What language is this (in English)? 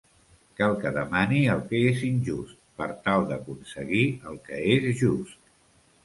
Catalan